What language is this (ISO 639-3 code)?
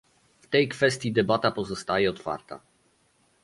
pol